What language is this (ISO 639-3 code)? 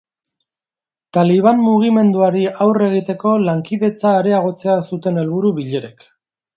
eus